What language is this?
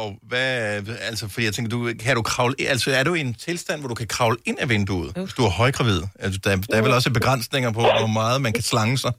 Danish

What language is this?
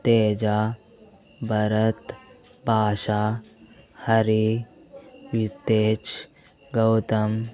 Telugu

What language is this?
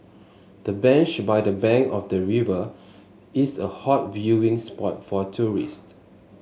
English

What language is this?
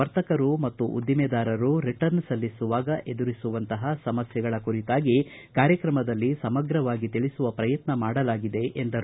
Kannada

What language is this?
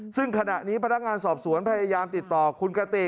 Thai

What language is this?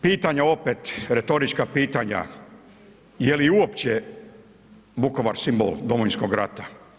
Croatian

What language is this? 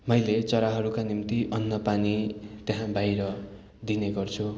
Nepali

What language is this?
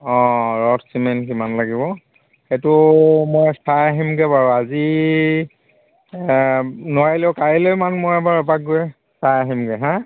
Assamese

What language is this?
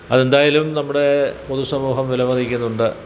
Malayalam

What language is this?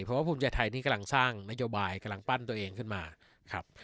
Thai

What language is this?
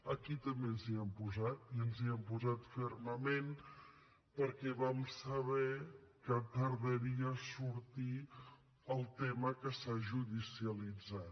Catalan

